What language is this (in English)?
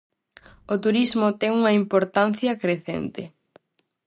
Galician